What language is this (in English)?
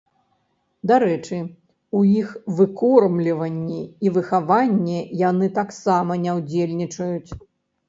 Belarusian